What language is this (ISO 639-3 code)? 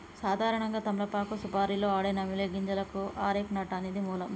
tel